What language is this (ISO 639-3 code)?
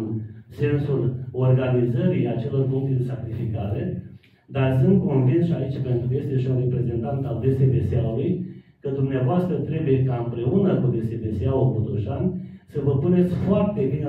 ron